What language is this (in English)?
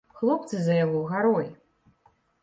Belarusian